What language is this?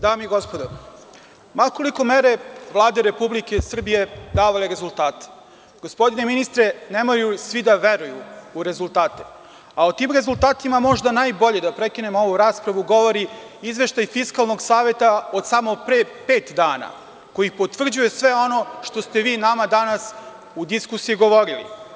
Serbian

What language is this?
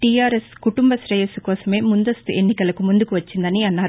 Telugu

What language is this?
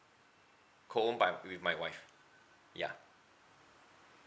English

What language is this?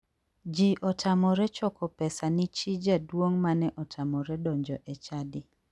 Luo (Kenya and Tanzania)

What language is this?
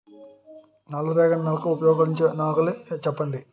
Telugu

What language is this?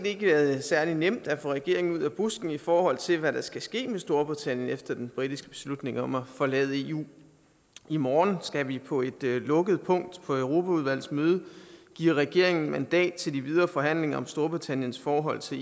Danish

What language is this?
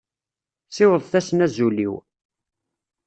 Kabyle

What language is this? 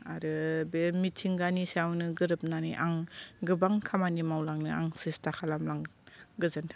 Bodo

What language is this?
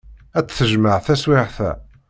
Kabyle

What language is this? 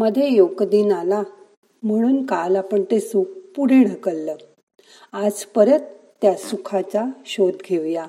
Marathi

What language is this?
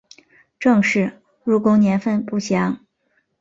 Chinese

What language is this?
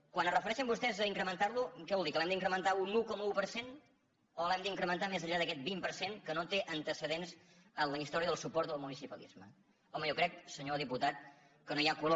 Catalan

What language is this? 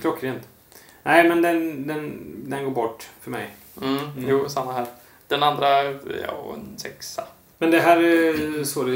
Swedish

